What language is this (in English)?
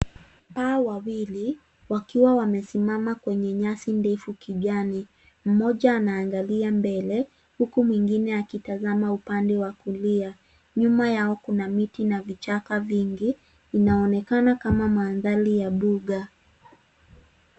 Swahili